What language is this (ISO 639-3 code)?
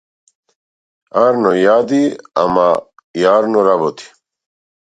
mkd